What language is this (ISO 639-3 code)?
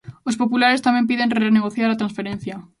glg